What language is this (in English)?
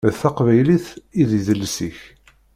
Kabyle